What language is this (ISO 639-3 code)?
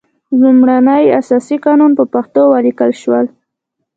pus